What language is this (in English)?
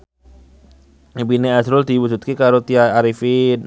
Javanese